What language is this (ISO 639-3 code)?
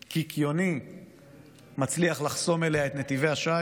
heb